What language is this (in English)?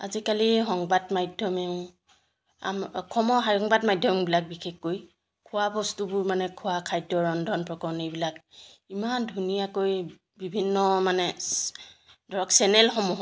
Assamese